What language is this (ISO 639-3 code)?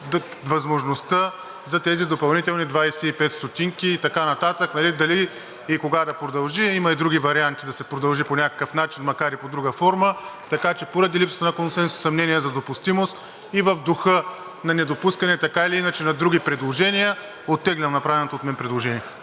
bul